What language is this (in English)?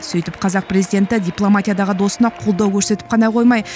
Kazakh